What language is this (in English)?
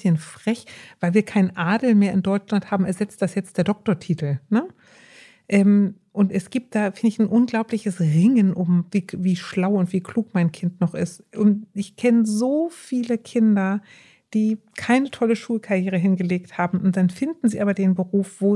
German